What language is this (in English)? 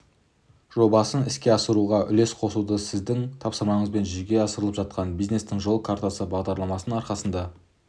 Kazakh